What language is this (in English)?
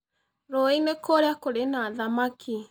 Kikuyu